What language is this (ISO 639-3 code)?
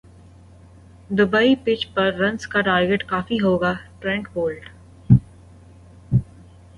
urd